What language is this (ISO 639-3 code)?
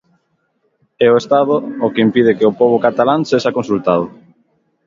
glg